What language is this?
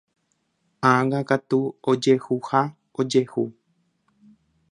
Guarani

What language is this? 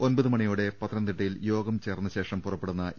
Malayalam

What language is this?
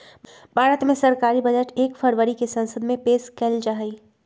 Magahi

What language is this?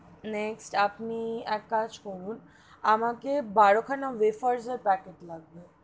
Bangla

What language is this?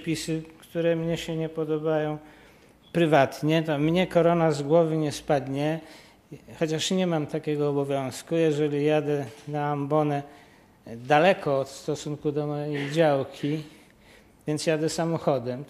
Polish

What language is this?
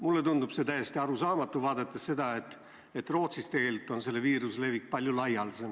Estonian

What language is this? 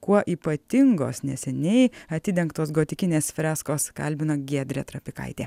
Lithuanian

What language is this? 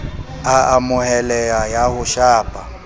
Southern Sotho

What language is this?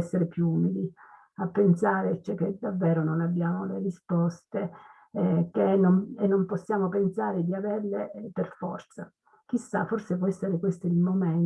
Italian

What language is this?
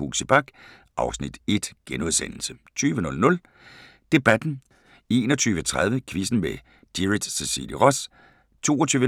Danish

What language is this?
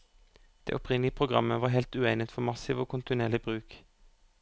Norwegian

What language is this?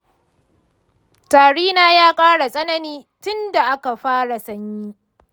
Hausa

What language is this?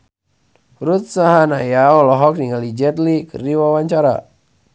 Sundanese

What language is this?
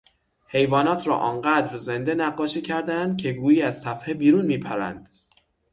Persian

